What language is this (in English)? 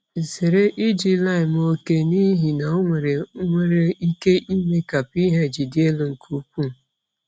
Igbo